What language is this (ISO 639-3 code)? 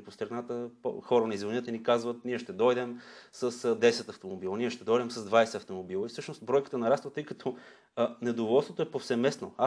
bul